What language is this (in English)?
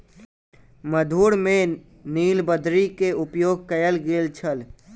Maithili